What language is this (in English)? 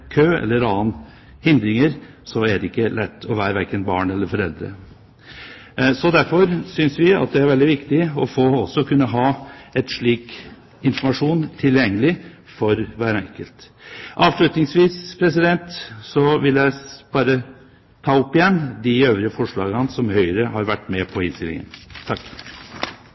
Norwegian